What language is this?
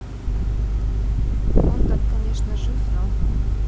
Russian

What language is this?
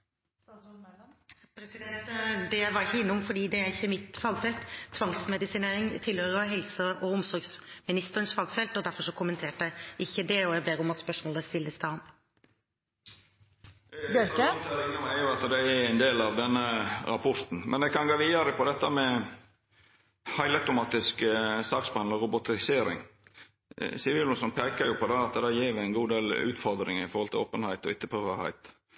Norwegian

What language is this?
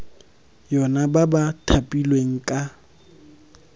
Tswana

